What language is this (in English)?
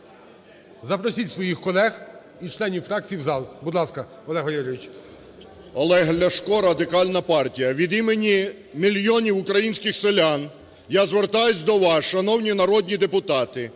Ukrainian